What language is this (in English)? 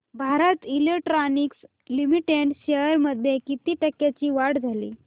Marathi